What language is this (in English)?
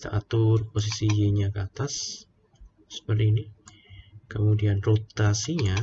Indonesian